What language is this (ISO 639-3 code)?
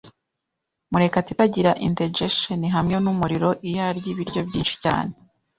kin